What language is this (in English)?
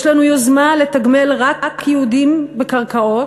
Hebrew